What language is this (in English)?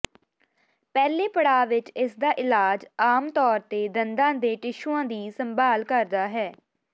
Punjabi